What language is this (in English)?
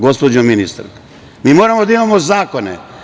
Serbian